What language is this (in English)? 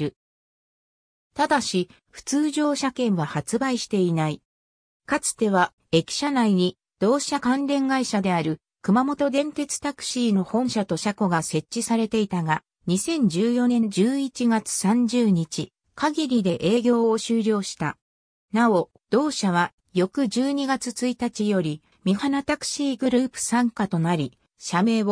Japanese